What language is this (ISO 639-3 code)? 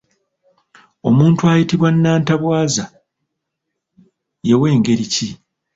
lug